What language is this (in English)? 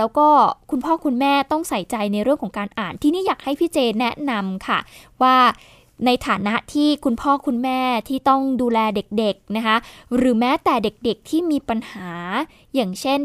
Thai